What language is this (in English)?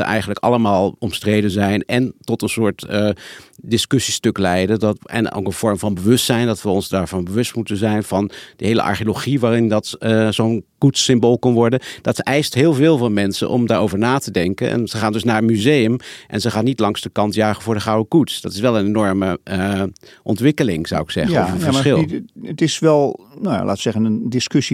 Dutch